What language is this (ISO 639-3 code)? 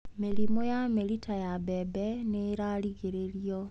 kik